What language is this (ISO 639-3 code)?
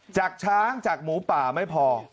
tha